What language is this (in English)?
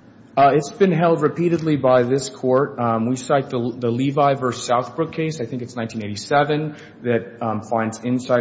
English